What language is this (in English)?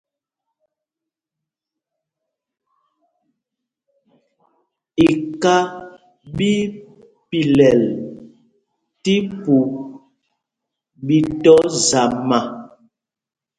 Mpumpong